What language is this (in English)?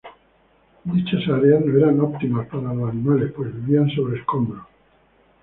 Spanish